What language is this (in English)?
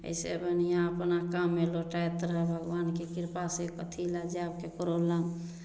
Maithili